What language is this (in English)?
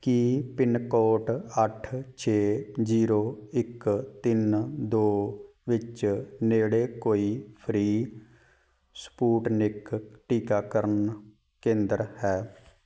Punjabi